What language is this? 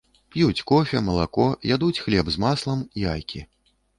Belarusian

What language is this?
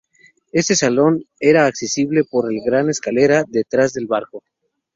Spanish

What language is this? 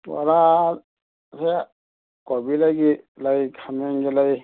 Manipuri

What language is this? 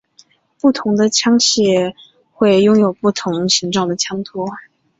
Chinese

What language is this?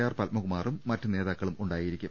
Malayalam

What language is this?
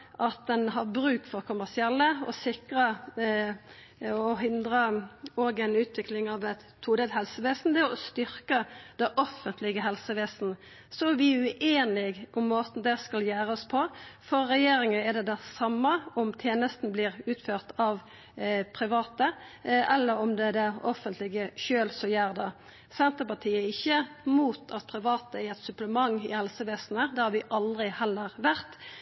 Norwegian Nynorsk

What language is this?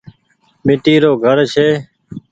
Goaria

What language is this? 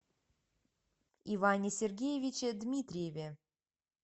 Russian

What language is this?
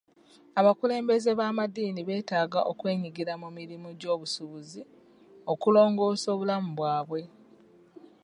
Ganda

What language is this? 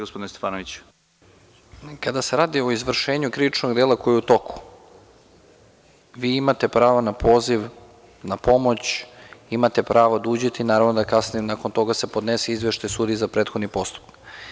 Serbian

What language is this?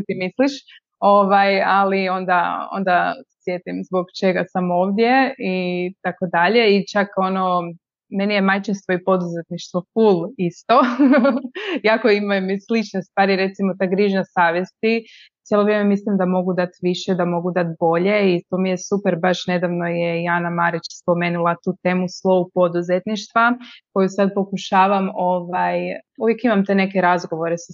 Croatian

